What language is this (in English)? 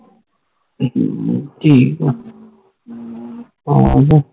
Punjabi